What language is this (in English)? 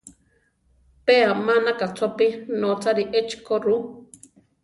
Central Tarahumara